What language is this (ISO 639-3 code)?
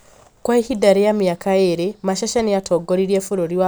kik